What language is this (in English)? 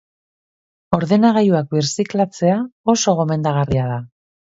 Basque